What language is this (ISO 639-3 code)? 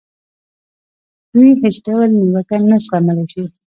pus